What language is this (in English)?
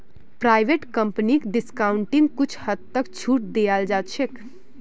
Magahi